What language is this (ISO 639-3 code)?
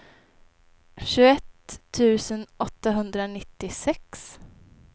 swe